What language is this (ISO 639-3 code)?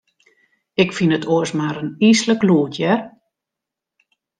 fry